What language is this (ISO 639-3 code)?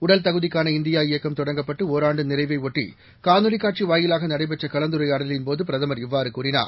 tam